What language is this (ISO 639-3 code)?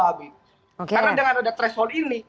ind